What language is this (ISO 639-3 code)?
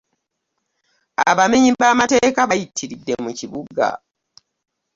lug